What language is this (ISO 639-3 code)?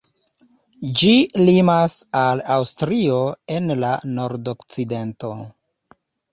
epo